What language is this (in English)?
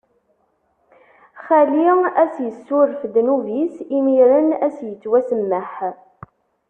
Kabyle